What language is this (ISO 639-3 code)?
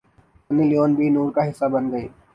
urd